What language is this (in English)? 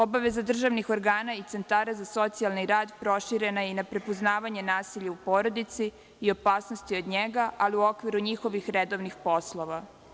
Serbian